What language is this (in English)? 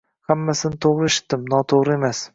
Uzbek